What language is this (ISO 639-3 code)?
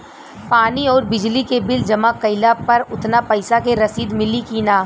bho